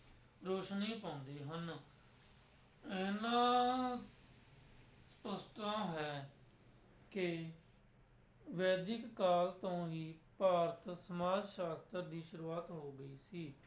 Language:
Punjabi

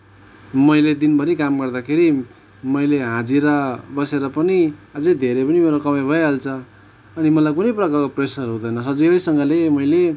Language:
Nepali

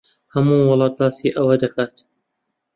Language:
Central Kurdish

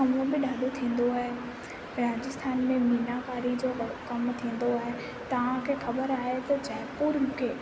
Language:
Sindhi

